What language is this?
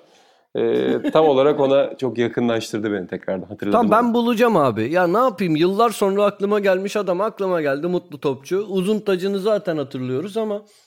Turkish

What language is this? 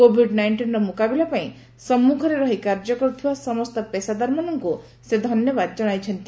Odia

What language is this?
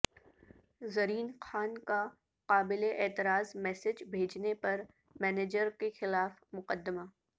Urdu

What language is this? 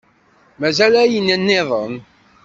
Kabyle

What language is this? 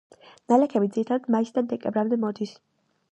Georgian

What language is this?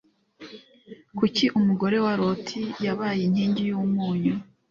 Kinyarwanda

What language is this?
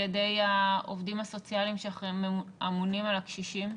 Hebrew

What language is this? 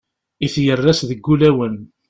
Kabyle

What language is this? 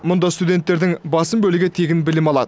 Kazakh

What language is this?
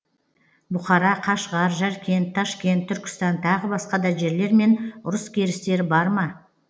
Kazakh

